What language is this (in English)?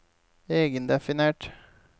Norwegian